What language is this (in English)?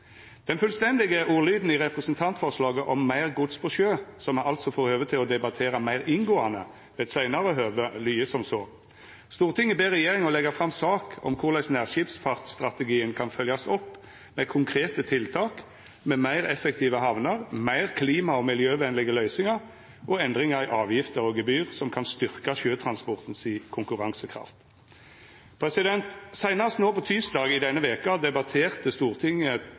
Norwegian Nynorsk